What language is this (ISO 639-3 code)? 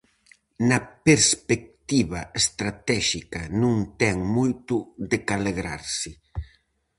glg